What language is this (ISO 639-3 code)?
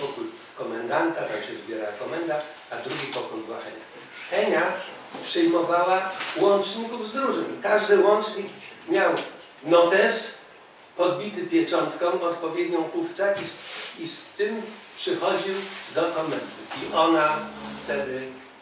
pol